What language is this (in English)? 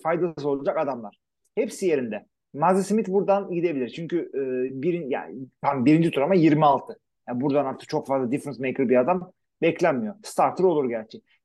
Turkish